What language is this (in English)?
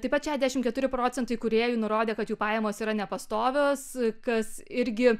Lithuanian